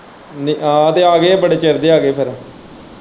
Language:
Punjabi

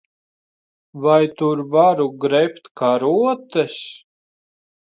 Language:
Latvian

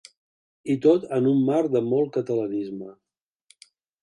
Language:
Catalan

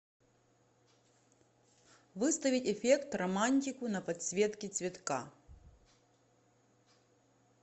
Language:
Russian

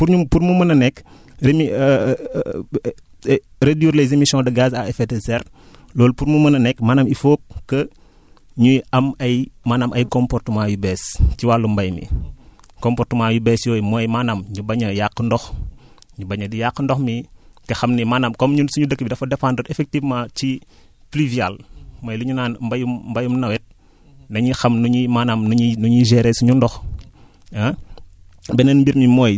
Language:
Wolof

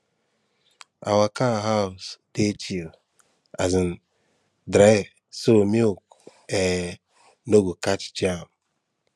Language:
Nigerian Pidgin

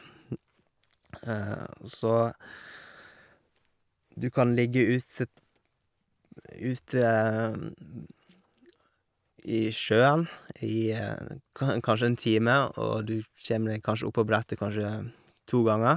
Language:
Norwegian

